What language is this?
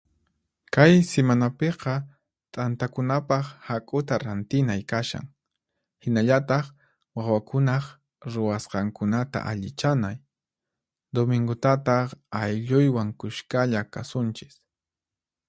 Puno Quechua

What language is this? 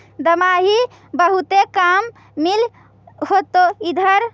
Magahi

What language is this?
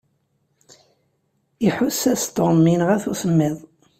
Kabyle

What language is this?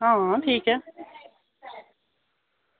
Dogri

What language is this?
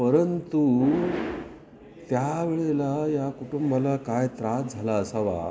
Marathi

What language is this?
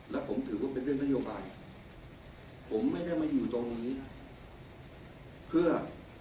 Thai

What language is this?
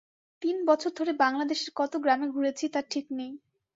Bangla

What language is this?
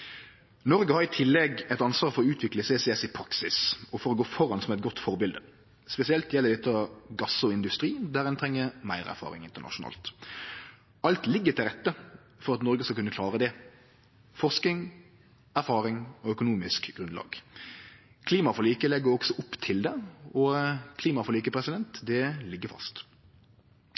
Norwegian Nynorsk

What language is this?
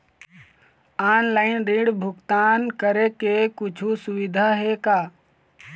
Chhattisgarhi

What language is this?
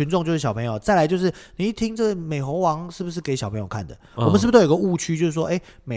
Chinese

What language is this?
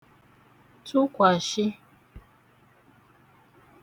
Igbo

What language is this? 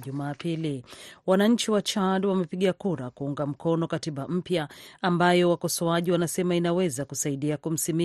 Swahili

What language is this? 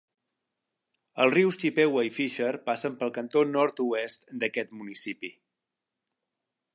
Catalan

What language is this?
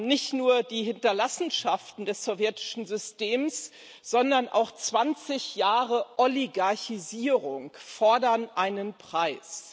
German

